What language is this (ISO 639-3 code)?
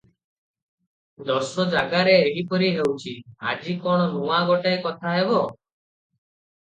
ori